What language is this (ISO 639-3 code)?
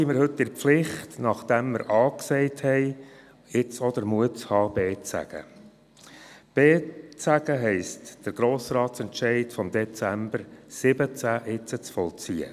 gsw